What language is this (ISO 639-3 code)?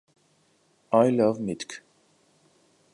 hye